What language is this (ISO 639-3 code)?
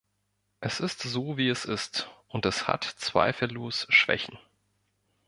deu